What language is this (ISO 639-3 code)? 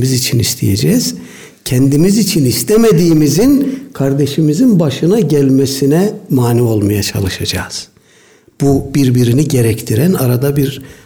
tur